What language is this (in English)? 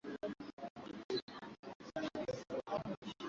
Swahili